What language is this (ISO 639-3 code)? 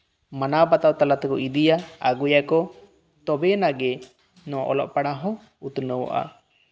sat